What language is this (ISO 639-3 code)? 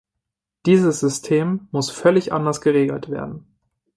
deu